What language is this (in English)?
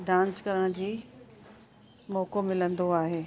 Sindhi